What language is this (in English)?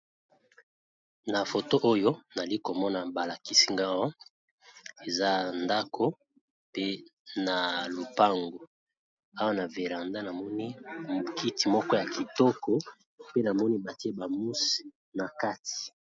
Lingala